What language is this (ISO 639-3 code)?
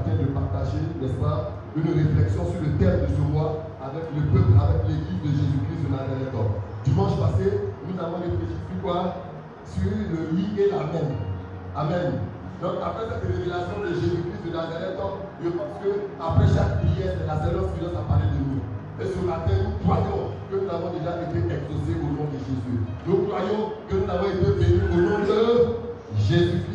fra